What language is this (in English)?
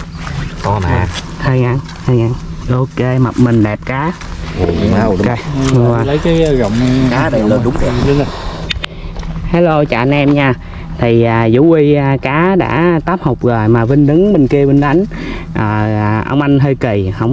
Vietnamese